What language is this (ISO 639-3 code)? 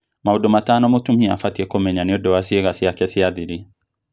kik